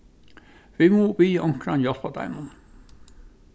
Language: Faroese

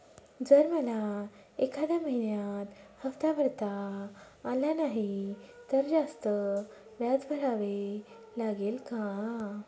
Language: Marathi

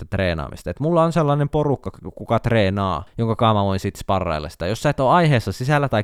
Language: Finnish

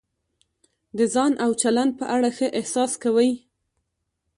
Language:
Pashto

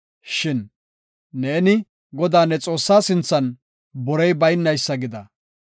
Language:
Gofa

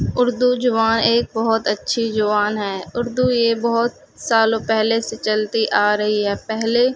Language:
Urdu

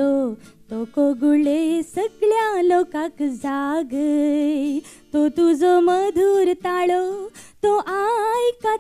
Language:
Hindi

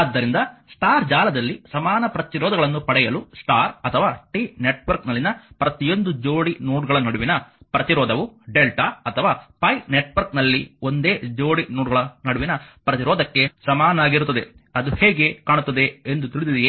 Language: Kannada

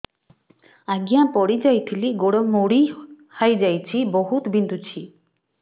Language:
Odia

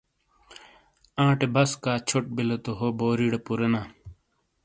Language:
Shina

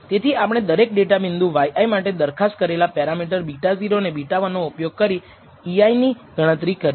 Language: Gujarati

